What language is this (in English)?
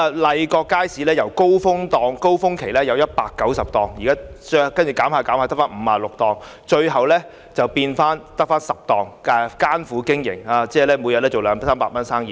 Cantonese